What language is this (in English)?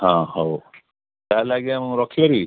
Odia